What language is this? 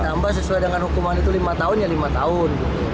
Indonesian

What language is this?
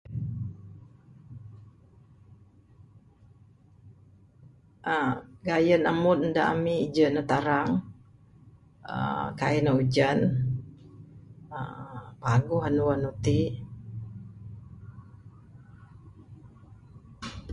Bukar-Sadung Bidayuh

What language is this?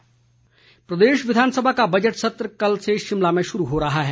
Hindi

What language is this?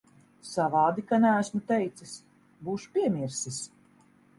Latvian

